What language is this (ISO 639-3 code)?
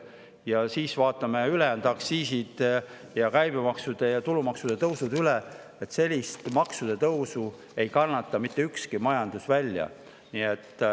est